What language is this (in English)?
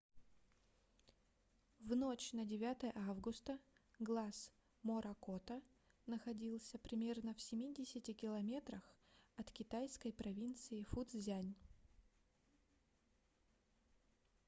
Russian